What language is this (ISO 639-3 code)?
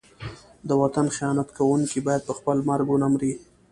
pus